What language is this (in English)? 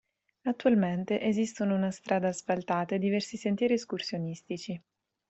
Italian